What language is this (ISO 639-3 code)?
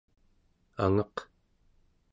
esu